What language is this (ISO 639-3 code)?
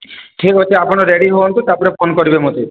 ori